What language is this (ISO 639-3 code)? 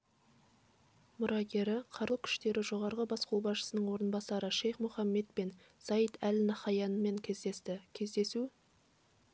kaz